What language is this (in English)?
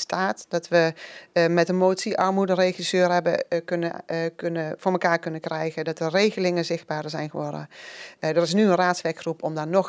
Dutch